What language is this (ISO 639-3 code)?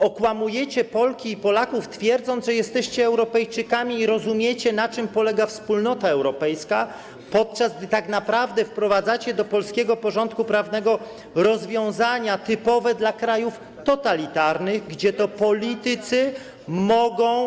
pol